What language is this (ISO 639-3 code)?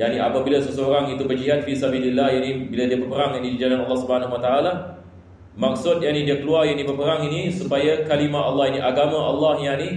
msa